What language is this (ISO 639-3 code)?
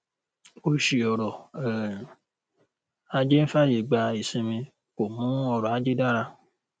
yor